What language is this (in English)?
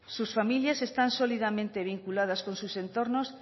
Spanish